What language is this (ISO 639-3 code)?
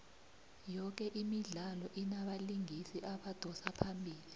nbl